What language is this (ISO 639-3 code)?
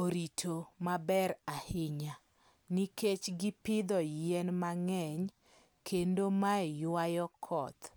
luo